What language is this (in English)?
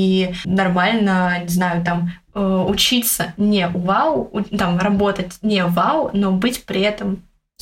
Russian